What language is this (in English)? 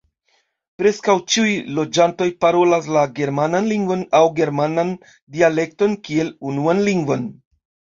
Esperanto